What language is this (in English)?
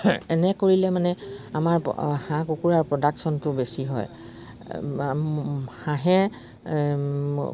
Assamese